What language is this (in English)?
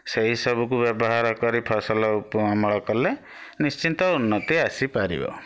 Odia